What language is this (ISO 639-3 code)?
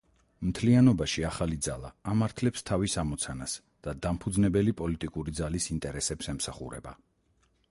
kat